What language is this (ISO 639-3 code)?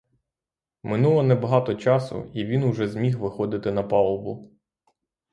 ukr